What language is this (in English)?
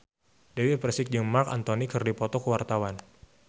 Sundanese